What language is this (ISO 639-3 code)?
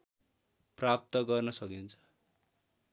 nep